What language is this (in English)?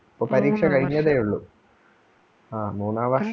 Malayalam